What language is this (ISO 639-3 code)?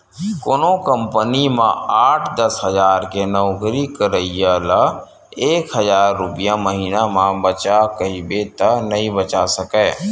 hne